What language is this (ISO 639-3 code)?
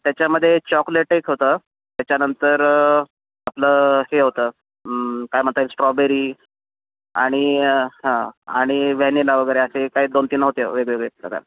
mar